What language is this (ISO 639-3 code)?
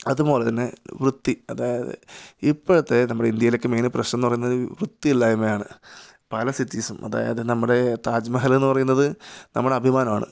mal